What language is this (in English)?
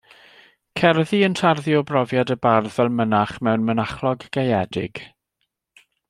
Welsh